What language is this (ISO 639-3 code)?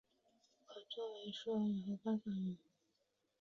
zho